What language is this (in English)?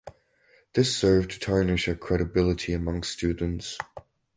English